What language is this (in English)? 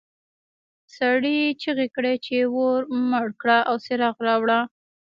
Pashto